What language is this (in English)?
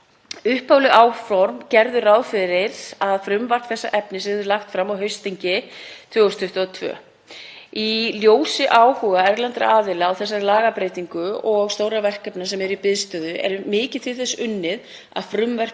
Icelandic